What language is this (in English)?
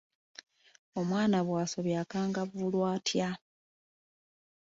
Ganda